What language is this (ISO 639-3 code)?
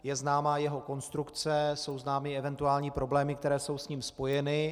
ces